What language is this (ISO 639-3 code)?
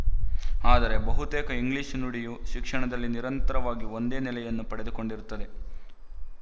kan